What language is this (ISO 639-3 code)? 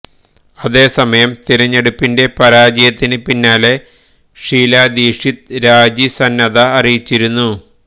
mal